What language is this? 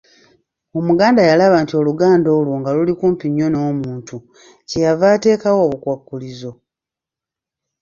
Ganda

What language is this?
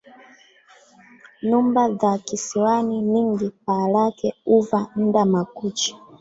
Swahili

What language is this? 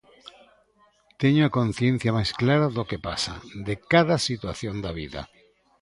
Galician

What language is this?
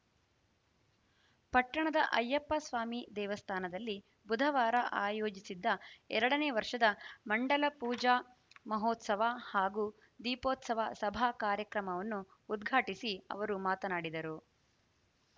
Kannada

